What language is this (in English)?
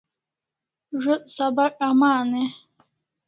Kalasha